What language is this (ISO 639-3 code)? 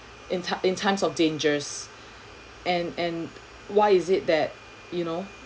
eng